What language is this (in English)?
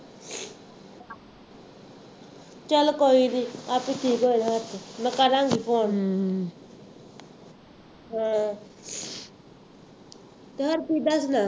Punjabi